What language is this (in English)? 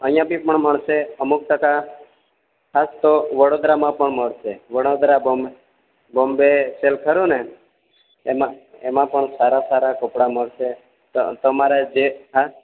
Gujarati